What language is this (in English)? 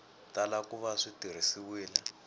Tsonga